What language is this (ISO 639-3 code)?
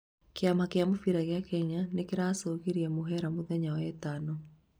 kik